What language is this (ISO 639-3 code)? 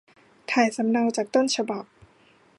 tha